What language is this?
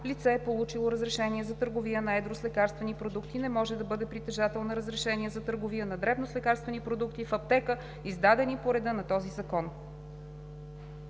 Bulgarian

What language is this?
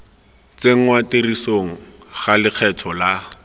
Tswana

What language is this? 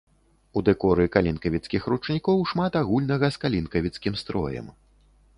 Belarusian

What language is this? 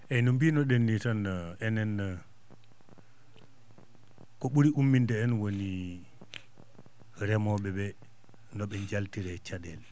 Fula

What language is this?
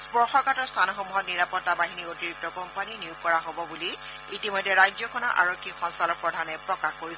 Assamese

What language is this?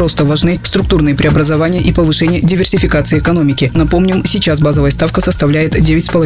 Russian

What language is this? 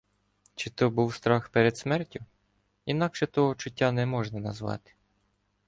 Ukrainian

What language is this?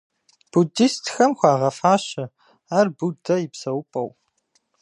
Kabardian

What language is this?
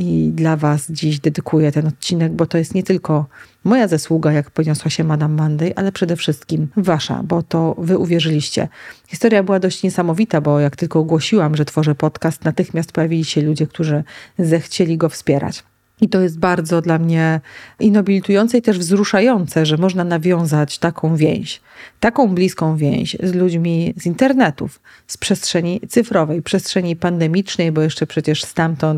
Polish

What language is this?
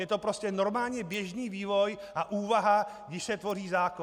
Czech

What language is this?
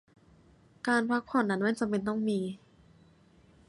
Thai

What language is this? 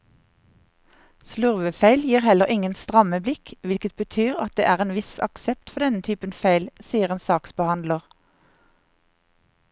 Norwegian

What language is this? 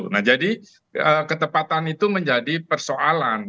Indonesian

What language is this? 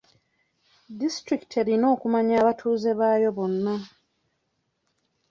Ganda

